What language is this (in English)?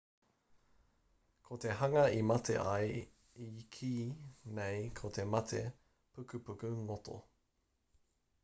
Māori